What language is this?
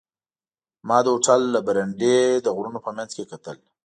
Pashto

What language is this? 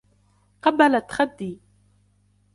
Arabic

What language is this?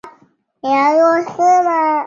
Chinese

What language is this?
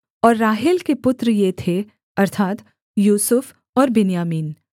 Hindi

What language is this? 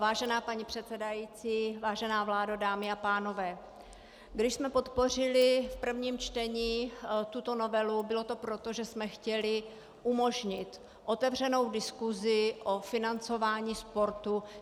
Czech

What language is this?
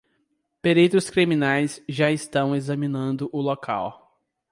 Portuguese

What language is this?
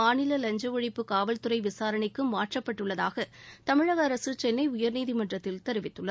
Tamil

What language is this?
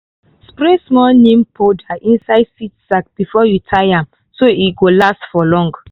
Nigerian Pidgin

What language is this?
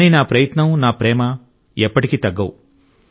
Telugu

